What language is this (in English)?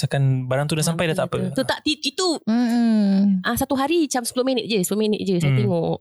Malay